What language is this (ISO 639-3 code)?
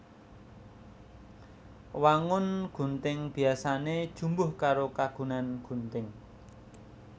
jav